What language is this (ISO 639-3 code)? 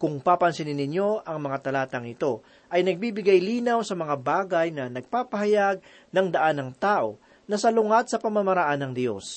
fil